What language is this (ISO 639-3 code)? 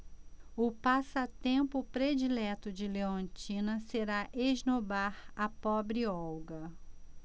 por